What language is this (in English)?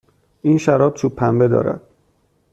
Persian